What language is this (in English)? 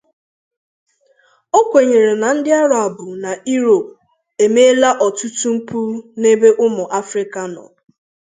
Igbo